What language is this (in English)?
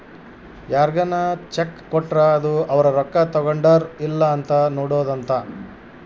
Kannada